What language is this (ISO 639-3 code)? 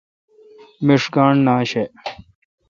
xka